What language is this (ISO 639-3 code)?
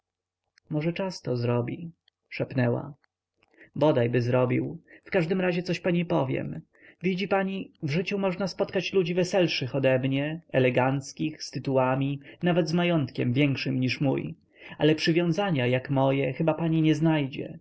pol